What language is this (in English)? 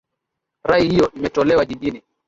Swahili